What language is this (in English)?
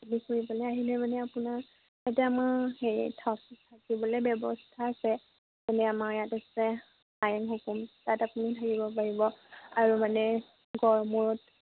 Assamese